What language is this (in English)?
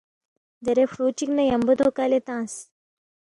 Balti